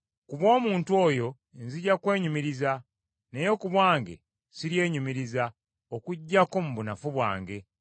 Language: Ganda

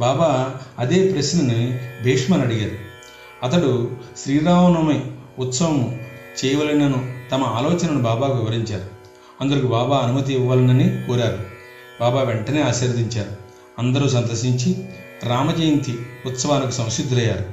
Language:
Telugu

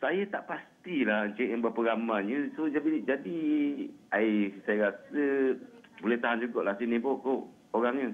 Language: Malay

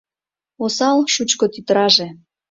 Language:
Mari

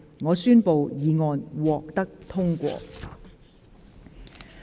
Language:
Cantonese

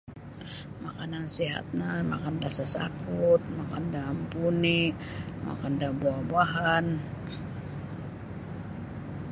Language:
Sabah Bisaya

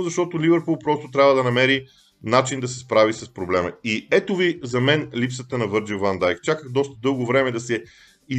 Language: Bulgarian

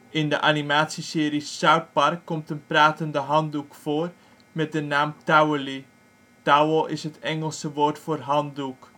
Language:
Dutch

